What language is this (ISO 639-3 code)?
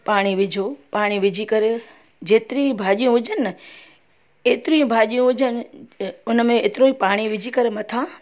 snd